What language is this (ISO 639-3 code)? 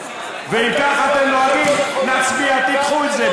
heb